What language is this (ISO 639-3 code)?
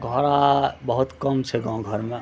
mai